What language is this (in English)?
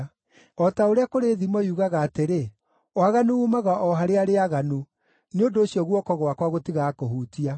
Kikuyu